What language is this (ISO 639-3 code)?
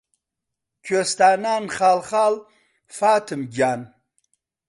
ckb